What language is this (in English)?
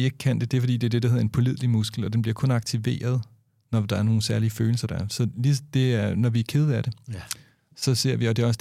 Danish